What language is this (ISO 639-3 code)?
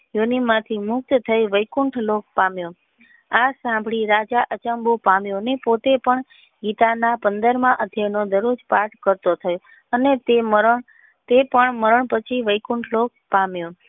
guj